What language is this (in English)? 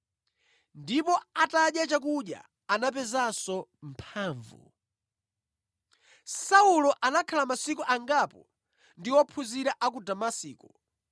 Nyanja